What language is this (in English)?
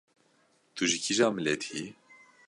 Kurdish